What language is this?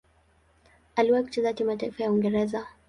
Swahili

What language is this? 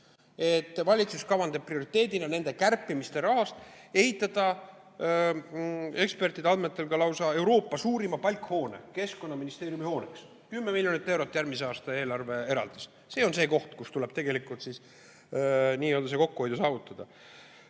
Estonian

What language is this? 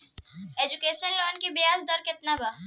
Bhojpuri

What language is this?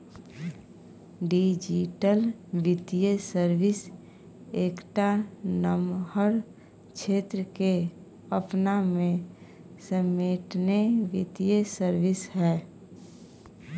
Maithili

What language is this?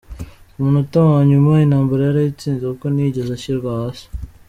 Kinyarwanda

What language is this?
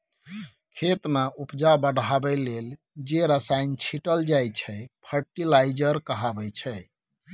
Maithili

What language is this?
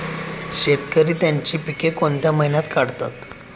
Marathi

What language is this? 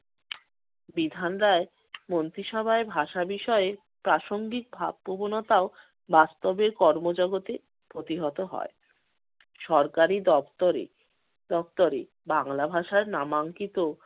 Bangla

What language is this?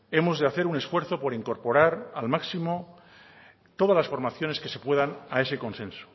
Spanish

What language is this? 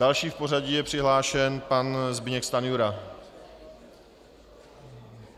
Czech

